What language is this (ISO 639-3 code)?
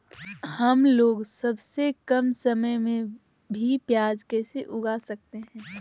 mag